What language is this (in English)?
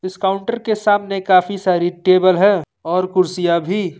Hindi